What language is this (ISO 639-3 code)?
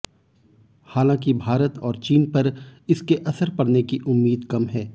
hin